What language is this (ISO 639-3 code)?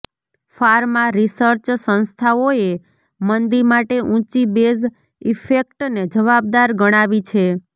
guj